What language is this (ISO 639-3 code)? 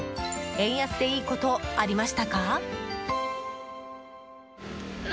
jpn